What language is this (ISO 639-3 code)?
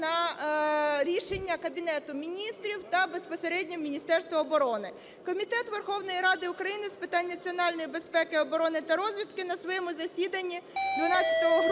ukr